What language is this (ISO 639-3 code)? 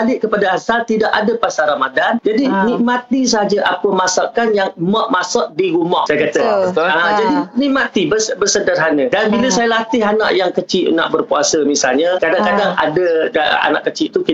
msa